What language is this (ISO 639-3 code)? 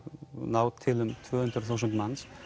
isl